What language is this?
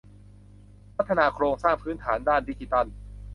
Thai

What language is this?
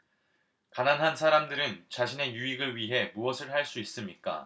Korean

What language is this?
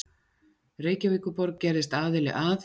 Icelandic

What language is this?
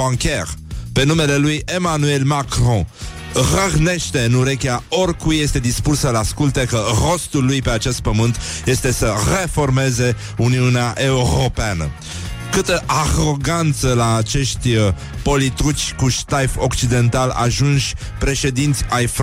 Romanian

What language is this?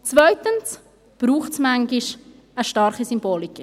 Swiss German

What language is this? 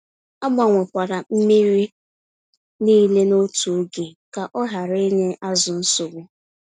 Igbo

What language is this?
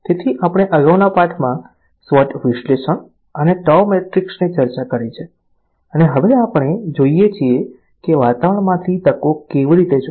Gujarati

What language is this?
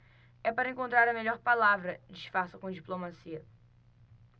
Portuguese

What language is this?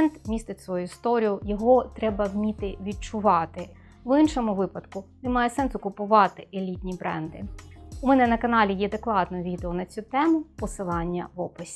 Ukrainian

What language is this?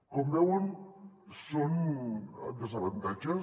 Catalan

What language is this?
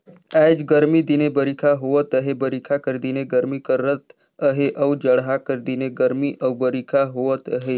Chhattisgarhi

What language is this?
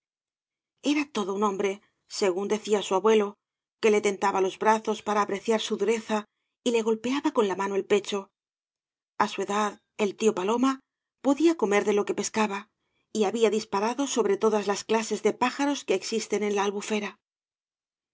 Spanish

